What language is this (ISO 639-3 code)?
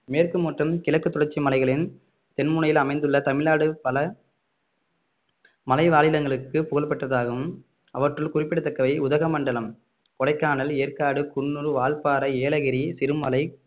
tam